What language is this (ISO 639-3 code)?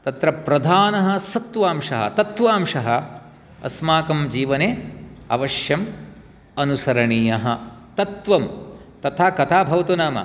san